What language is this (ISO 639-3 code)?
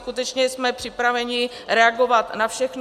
ces